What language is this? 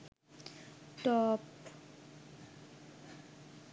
Bangla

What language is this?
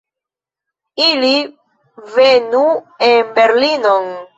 Esperanto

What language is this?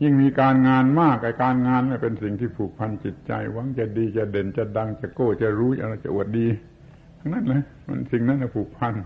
Thai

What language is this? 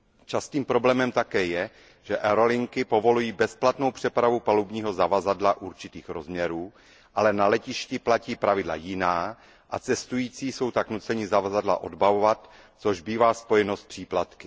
Czech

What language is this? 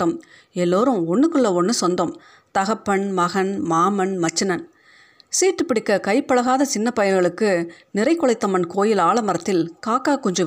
Tamil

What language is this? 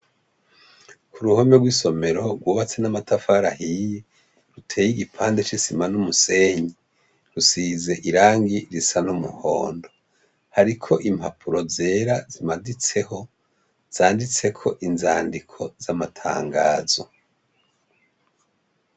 Rundi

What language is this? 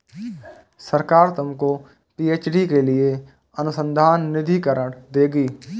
Hindi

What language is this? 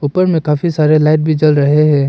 Hindi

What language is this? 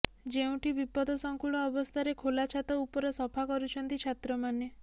Odia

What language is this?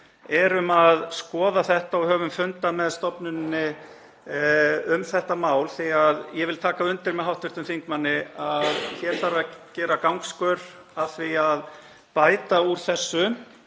Icelandic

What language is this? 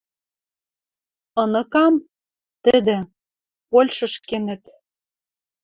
Western Mari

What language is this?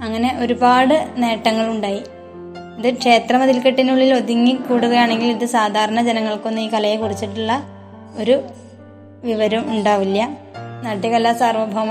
Malayalam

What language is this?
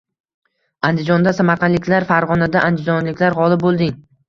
Uzbek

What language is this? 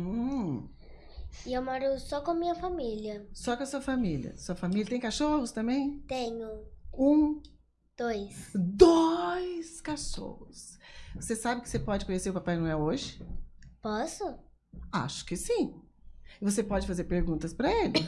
Portuguese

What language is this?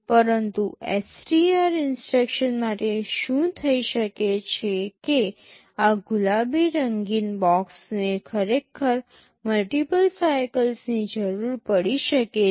Gujarati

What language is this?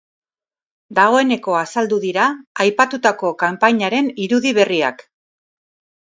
Basque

